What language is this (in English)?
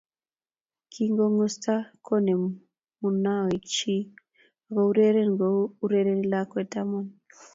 Kalenjin